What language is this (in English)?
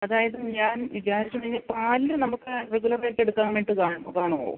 Malayalam